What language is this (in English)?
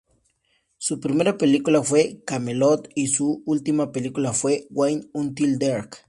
Spanish